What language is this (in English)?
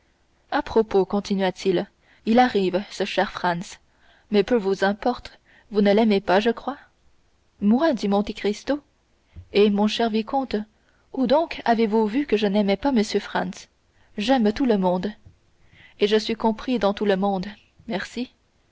French